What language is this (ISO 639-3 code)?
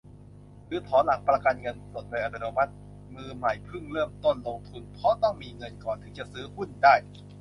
tha